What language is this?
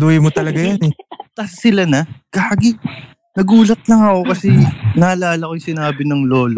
Filipino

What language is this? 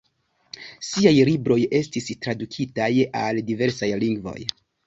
Esperanto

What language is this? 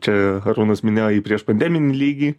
Lithuanian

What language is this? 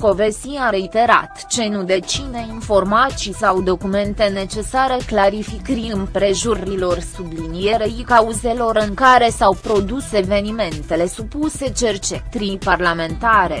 Romanian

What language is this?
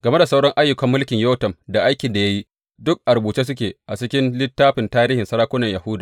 Hausa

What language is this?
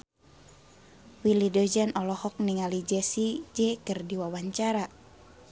Sundanese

